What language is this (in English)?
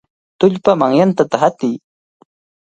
Cajatambo North Lima Quechua